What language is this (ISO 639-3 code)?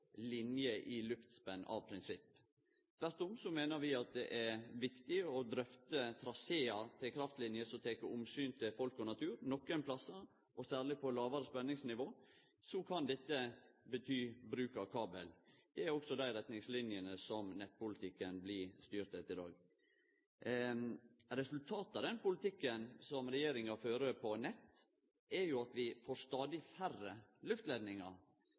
nno